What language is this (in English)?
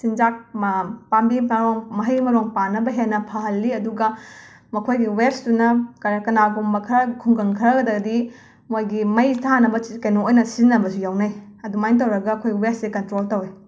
Manipuri